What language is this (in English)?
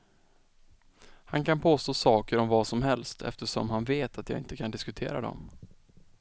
Swedish